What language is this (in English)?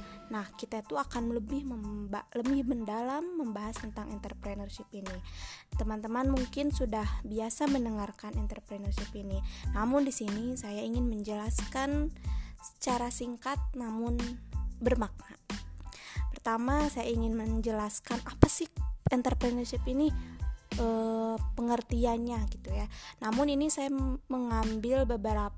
Indonesian